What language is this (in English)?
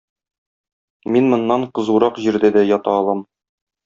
Tatar